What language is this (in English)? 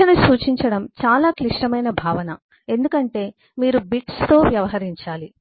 Telugu